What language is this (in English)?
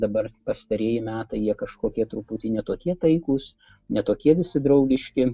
Lithuanian